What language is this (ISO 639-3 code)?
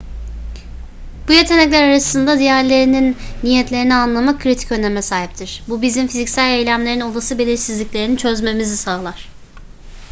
tur